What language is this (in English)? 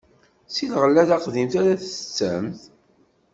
Kabyle